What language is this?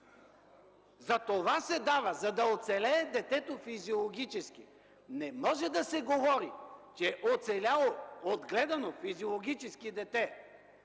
Bulgarian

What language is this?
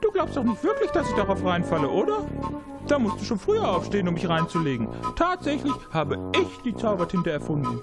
German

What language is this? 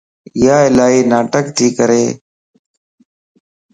Lasi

